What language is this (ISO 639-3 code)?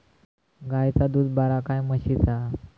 mar